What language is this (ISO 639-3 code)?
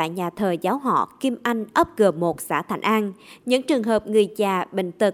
vie